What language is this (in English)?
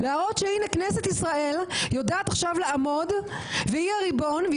Hebrew